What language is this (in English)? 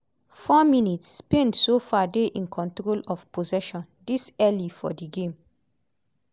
Nigerian Pidgin